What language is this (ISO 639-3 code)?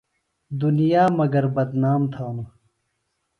phl